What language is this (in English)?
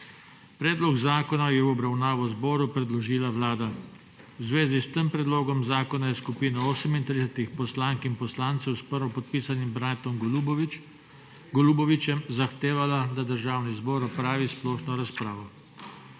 Slovenian